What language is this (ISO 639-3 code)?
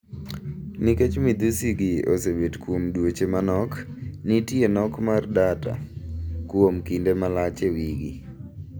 luo